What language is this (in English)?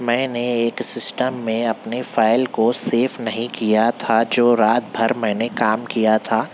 Urdu